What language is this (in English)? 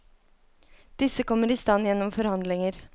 Norwegian